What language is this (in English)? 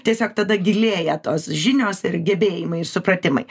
Lithuanian